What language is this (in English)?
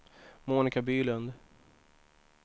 Swedish